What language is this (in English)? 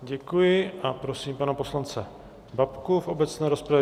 Czech